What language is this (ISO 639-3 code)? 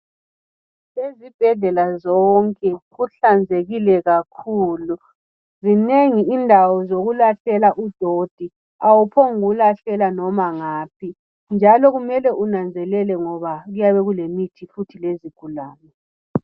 nde